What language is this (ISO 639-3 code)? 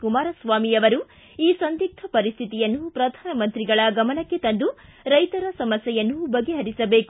kan